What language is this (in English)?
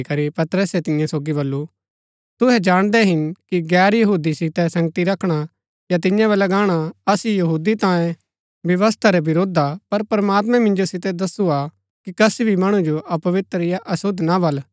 Gaddi